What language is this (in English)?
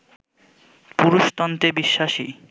Bangla